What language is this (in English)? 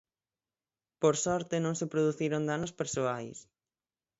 Galician